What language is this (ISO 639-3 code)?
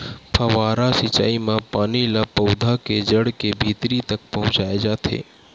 hne